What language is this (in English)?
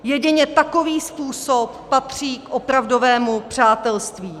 Czech